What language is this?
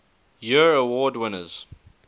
English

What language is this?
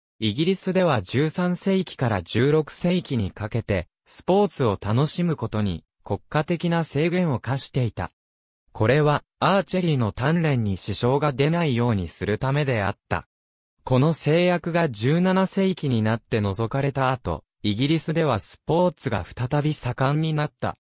Japanese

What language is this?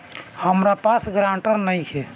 Bhojpuri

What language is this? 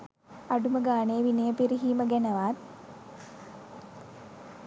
Sinhala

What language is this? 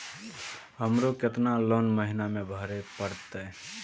Maithili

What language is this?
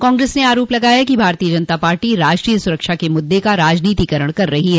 Hindi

